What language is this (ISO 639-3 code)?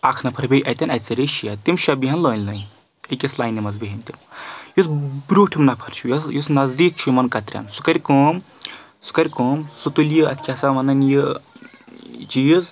kas